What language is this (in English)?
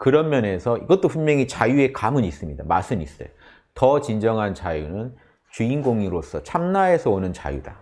Korean